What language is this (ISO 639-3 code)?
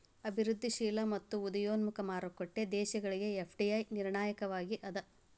kan